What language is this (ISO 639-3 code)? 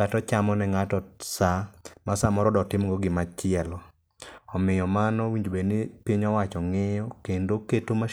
luo